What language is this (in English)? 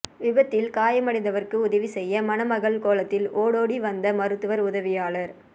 Tamil